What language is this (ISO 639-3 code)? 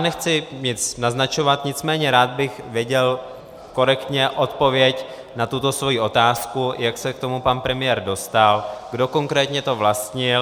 ces